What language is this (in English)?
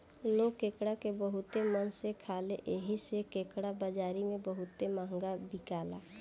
Bhojpuri